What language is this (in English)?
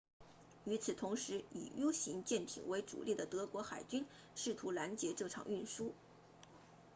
Chinese